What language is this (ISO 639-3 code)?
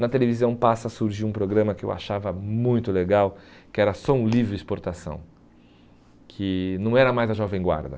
por